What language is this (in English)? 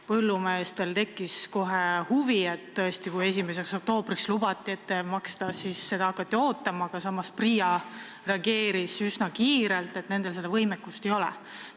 Estonian